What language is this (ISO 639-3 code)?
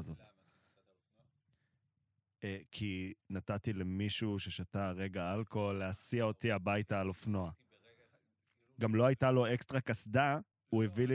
heb